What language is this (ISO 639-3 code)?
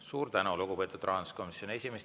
est